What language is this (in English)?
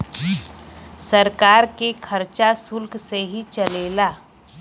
Bhojpuri